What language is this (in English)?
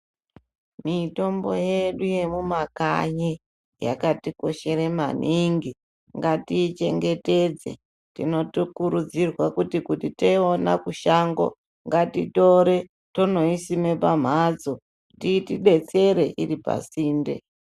Ndau